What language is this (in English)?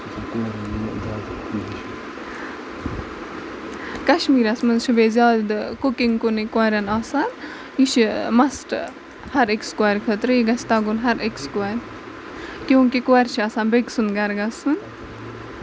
Kashmiri